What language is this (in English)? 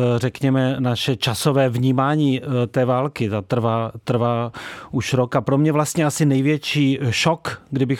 Czech